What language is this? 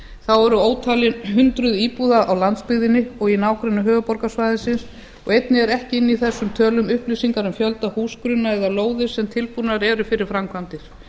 Icelandic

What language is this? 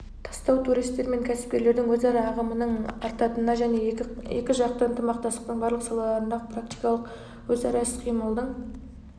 Kazakh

